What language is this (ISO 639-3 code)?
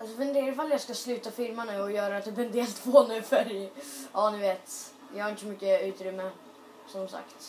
swe